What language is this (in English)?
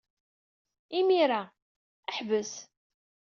Kabyle